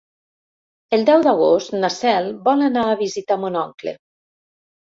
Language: Catalan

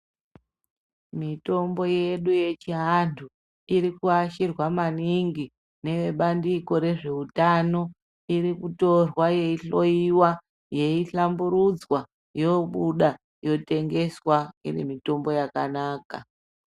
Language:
Ndau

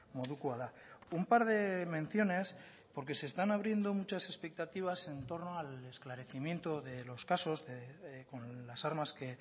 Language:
Spanish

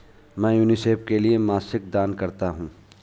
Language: Hindi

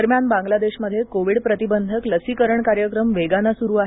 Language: Marathi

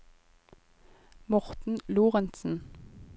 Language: Norwegian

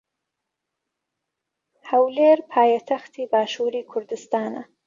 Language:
Central Kurdish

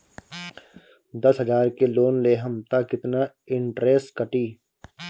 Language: Bhojpuri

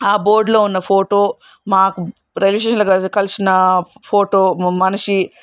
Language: Telugu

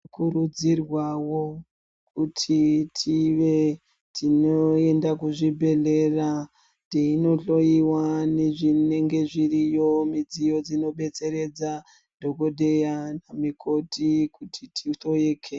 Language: Ndau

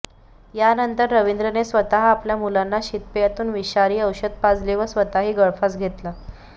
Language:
Marathi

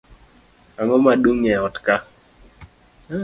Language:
Luo (Kenya and Tanzania)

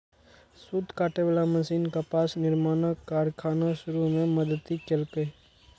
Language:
Maithili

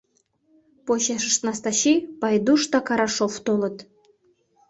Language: Mari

